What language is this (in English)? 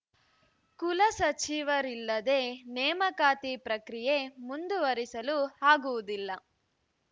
Kannada